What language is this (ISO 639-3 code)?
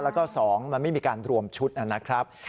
tha